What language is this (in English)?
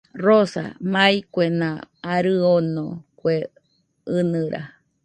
Nüpode Huitoto